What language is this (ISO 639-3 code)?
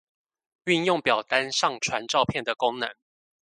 zho